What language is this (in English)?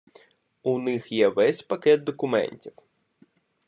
Ukrainian